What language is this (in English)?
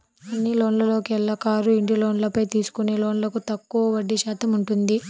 Telugu